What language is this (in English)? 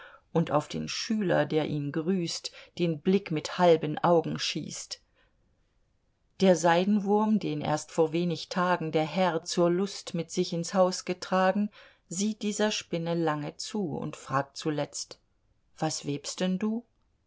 German